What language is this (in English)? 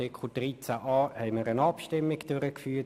Swiss German